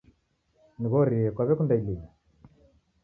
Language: Taita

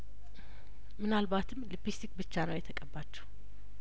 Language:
Amharic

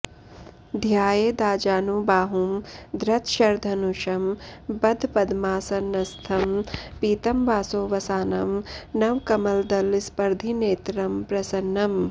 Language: Sanskrit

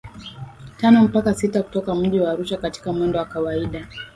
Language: Swahili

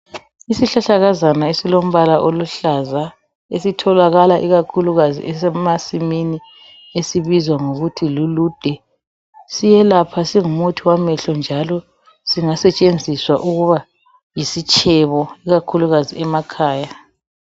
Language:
North Ndebele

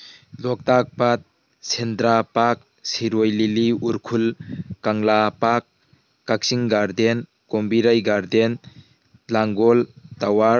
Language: Manipuri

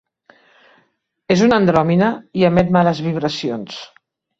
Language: Catalan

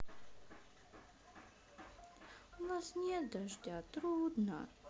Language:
Russian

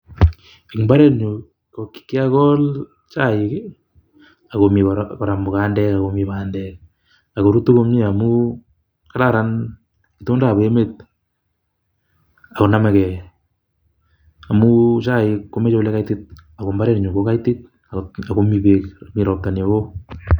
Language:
Kalenjin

